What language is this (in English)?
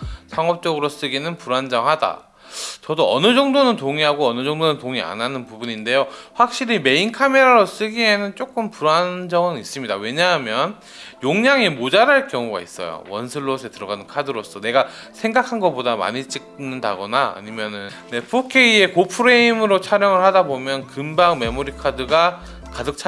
Korean